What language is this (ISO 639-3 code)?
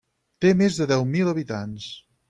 cat